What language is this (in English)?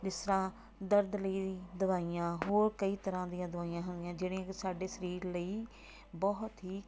Punjabi